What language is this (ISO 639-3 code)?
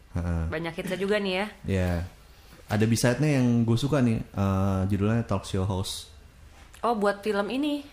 ind